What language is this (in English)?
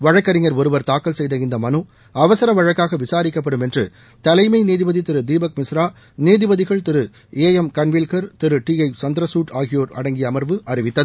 Tamil